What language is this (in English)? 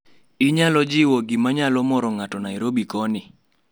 Luo (Kenya and Tanzania)